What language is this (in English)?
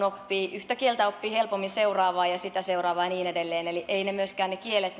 Finnish